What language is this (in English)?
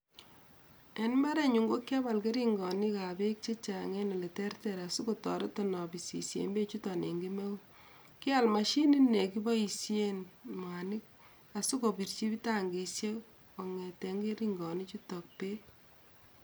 Kalenjin